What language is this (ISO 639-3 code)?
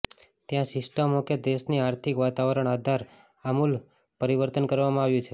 guj